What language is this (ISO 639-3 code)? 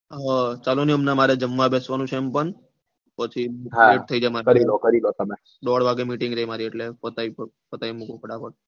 guj